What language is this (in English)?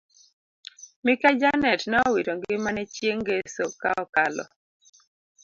Luo (Kenya and Tanzania)